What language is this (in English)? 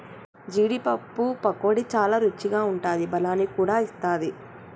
Telugu